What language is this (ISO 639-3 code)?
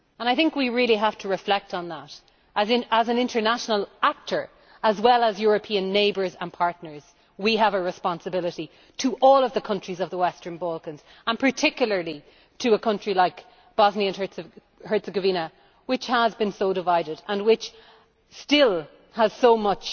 eng